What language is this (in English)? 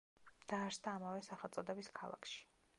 Georgian